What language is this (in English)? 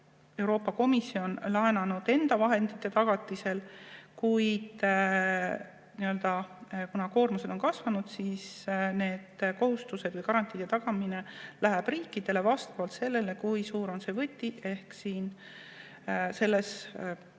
Estonian